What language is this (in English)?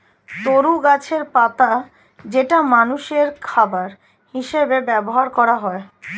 Bangla